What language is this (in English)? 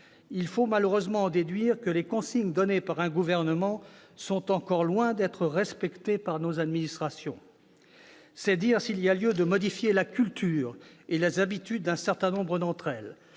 French